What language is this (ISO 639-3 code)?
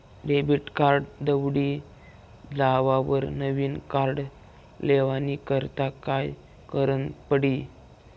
mar